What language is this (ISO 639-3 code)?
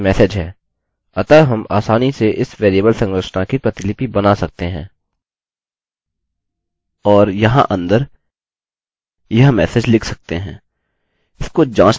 hin